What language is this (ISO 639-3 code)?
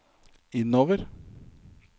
nor